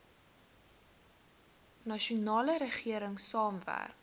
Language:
Afrikaans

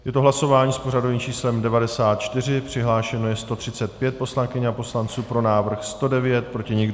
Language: Czech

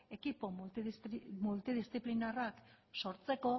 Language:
Basque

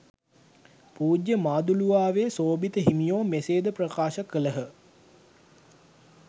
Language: Sinhala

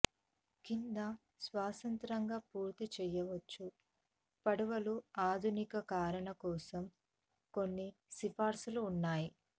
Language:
Telugu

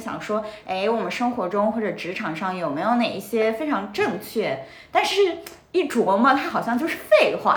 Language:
Chinese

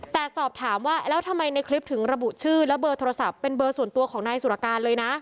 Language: Thai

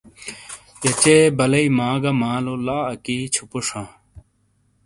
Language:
Shina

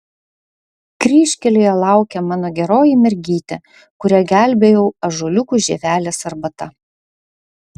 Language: Lithuanian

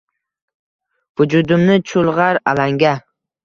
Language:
Uzbek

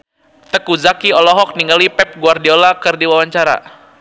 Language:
Sundanese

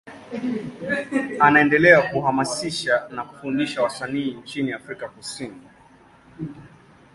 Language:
Swahili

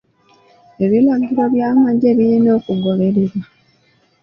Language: Ganda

